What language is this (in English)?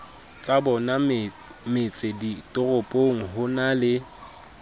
Southern Sotho